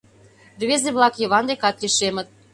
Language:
Mari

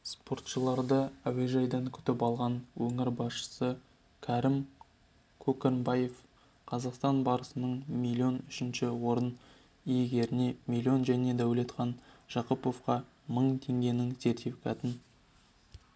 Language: Kazakh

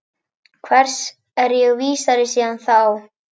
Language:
Icelandic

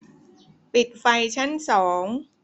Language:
Thai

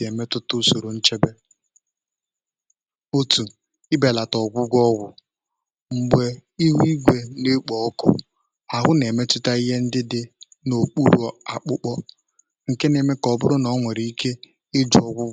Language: Igbo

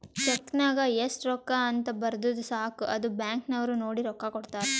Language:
Kannada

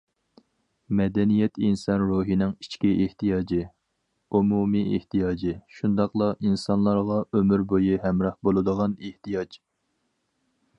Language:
Uyghur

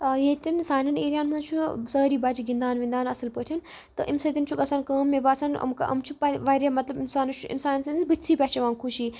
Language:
Kashmiri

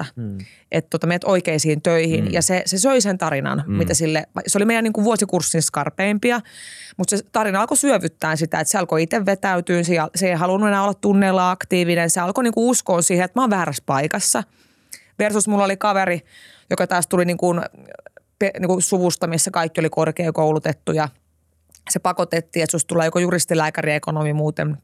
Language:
Finnish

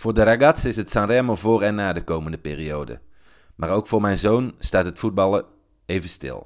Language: Dutch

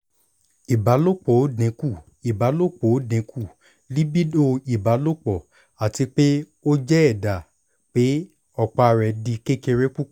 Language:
Yoruba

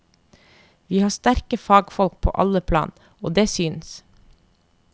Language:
Norwegian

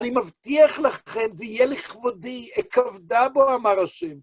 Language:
Hebrew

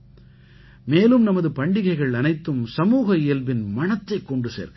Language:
Tamil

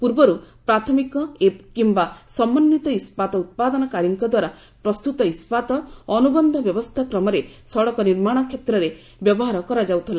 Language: Odia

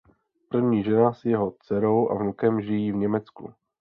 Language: Czech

